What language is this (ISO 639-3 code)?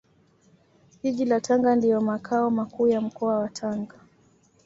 swa